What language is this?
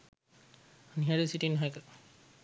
Sinhala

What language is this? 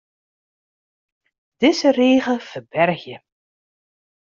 Western Frisian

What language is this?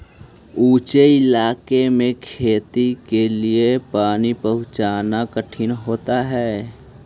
Magahi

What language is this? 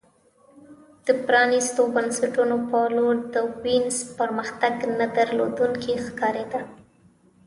Pashto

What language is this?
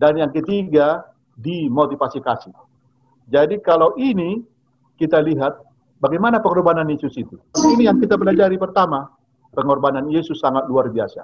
Indonesian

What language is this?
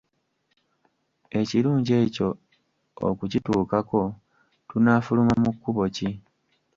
Ganda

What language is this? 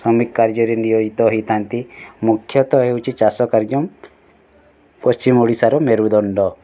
Odia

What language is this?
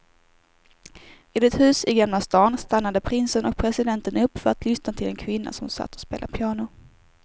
Swedish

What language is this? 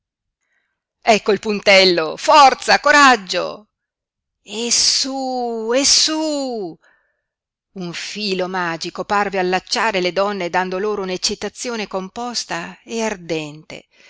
Italian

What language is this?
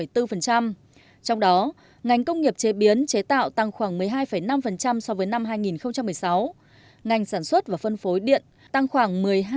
Vietnamese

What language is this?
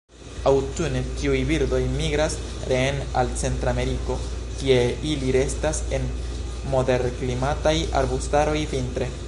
Esperanto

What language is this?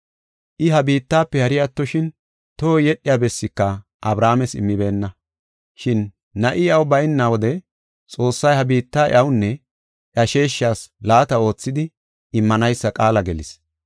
Gofa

